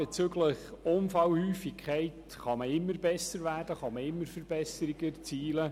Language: Swiss German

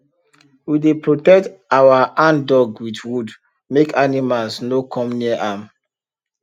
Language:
Nigerian Pidgin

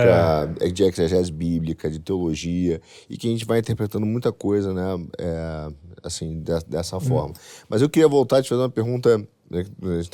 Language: Portuguese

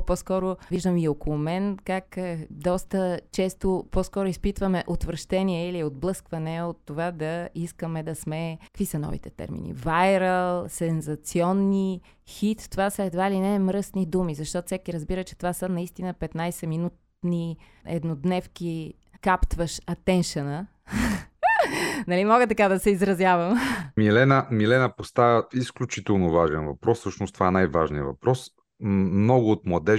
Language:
Bulgarian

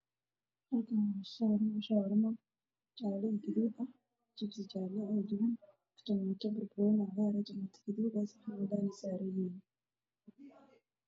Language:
Somali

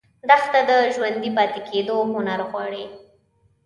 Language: Pashto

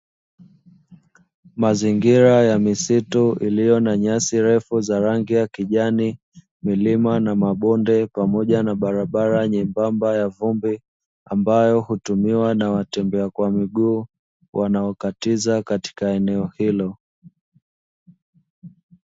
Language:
Swahili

